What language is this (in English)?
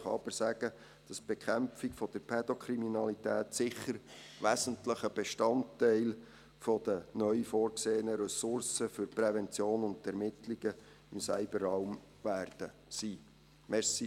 Swiss German